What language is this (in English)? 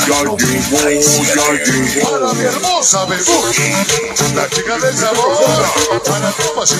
Spanish